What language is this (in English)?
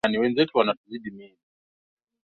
Swahili